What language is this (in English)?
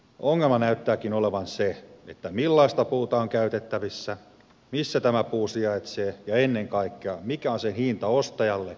Finnish